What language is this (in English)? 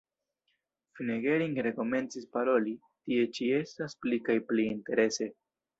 Esperanto